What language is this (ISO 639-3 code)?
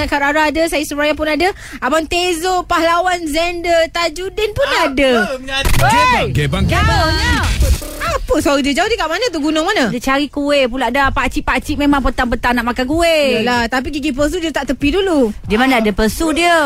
msa